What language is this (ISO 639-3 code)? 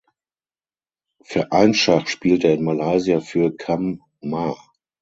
deu